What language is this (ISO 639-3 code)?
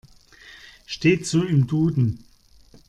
deu